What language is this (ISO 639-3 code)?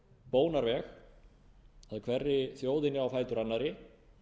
isl